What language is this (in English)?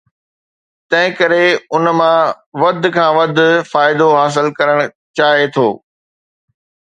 Sindhi